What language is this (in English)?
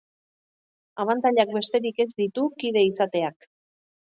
Basque